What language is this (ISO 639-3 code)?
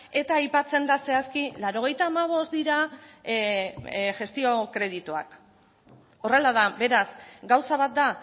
eus